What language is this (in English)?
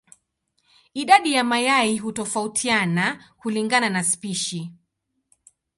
Swahili